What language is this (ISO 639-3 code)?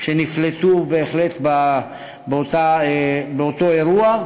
heb